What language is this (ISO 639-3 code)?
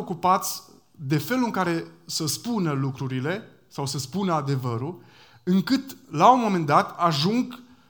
ron